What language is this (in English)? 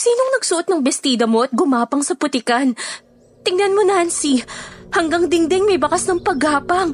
Filipino